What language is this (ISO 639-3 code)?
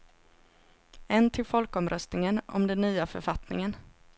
swe